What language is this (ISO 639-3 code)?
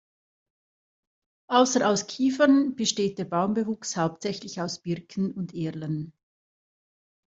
deu